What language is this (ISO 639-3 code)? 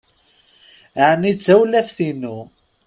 kab